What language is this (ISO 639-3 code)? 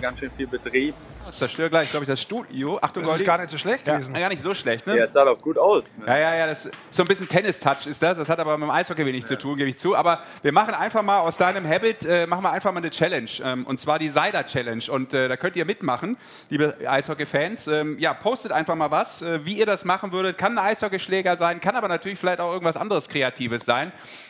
deu